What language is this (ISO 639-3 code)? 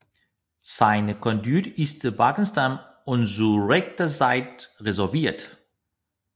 dan